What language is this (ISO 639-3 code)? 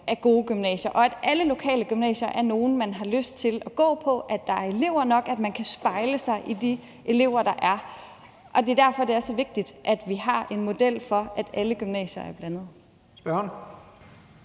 dan